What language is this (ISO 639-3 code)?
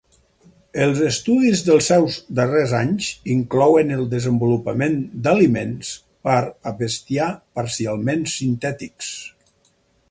cat